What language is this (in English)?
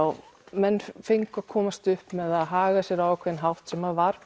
Icelandic